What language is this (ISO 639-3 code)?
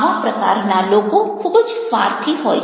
guj